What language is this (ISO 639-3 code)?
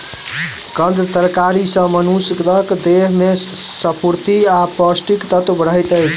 mai